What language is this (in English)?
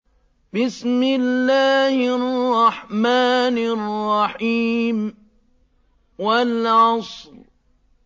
Arabic